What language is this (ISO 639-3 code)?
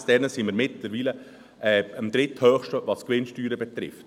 gsw